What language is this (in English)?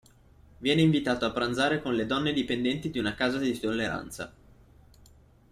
Italian